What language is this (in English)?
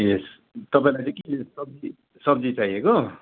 Nepali